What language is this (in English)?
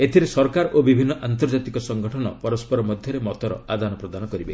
Odia